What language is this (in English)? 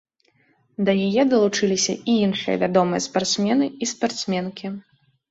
Belarusian